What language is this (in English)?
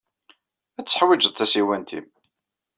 Kabyle